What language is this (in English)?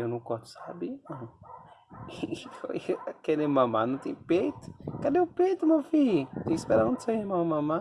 Portuguese